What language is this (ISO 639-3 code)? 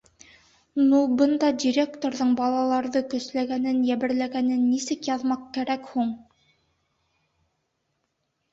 bak